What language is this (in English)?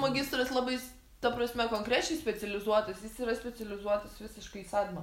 Lithuanian